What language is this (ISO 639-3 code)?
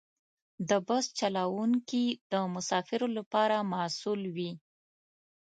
pus